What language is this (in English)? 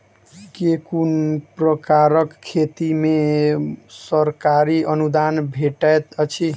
Maithili